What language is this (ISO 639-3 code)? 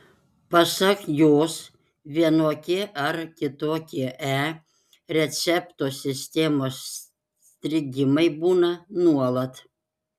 lit